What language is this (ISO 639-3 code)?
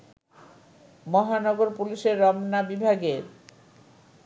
ben